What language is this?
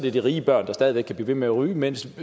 Danish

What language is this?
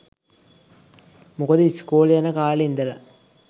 Sinhala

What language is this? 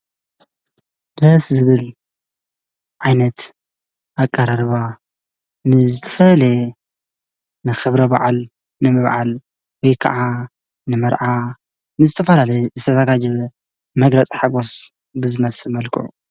Tigrinya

